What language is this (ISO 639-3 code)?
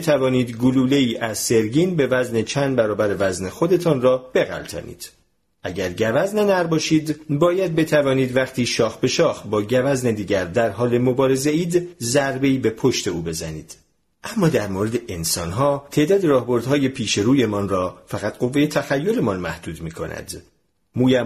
fas